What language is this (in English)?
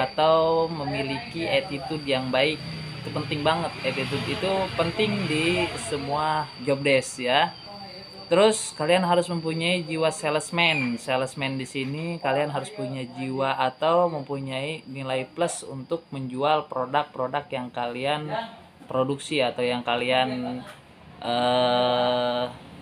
Indonesian